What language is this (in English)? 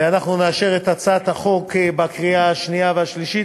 Hebrew